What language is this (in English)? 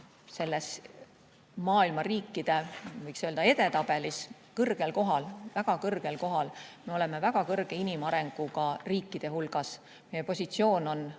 Estonian